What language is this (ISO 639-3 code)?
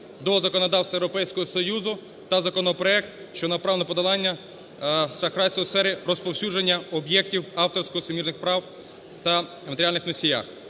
ukr